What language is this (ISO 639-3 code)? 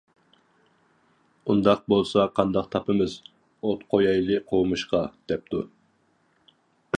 uig